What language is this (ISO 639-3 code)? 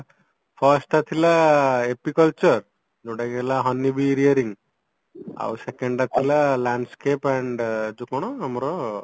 ori